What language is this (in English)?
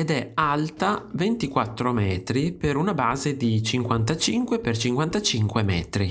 Italian